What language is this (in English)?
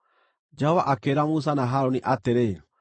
Kikuyu